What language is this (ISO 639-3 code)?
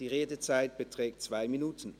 gsw